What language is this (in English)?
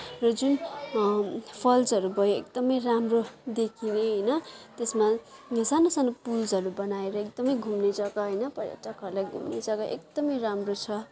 Nepali